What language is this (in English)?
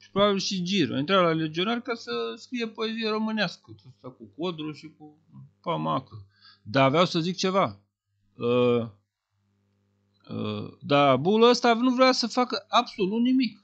Romanian